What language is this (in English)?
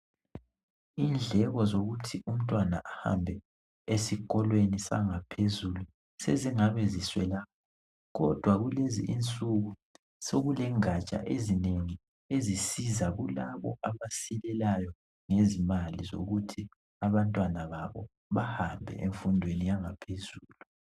North Ndebele